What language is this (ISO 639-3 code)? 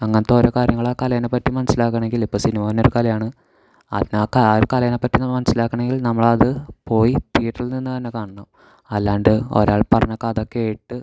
mal